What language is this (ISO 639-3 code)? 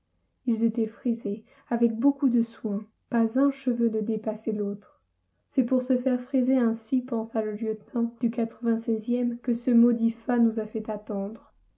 fra